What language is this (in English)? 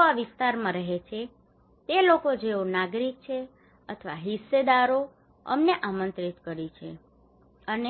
Gujarati